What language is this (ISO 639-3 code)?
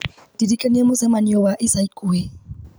kik